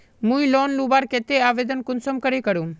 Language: Magahi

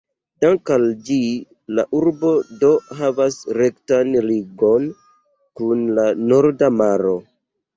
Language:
Esperanto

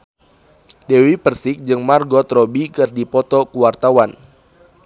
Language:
Sundanese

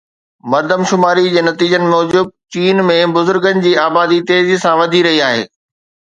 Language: Sindhi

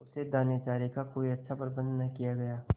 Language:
Hindi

